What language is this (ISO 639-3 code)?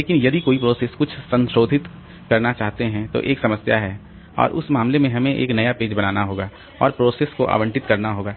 hin